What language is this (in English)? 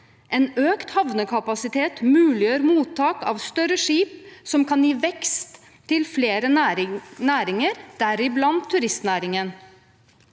Norwegian